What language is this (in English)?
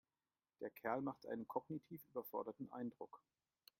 German